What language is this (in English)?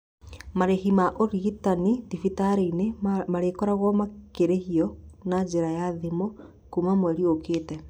Kikuyu